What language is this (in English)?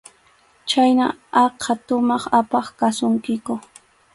Arequipa-La Unión Quechua